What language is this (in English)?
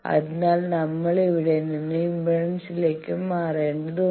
Malayalam